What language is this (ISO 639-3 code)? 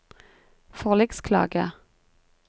nor